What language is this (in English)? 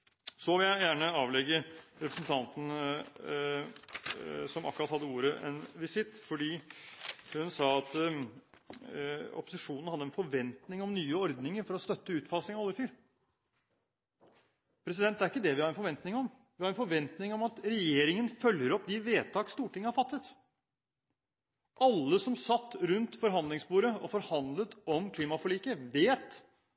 Norwegian Bokmål